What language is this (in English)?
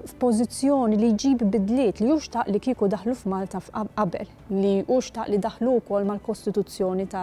Arabic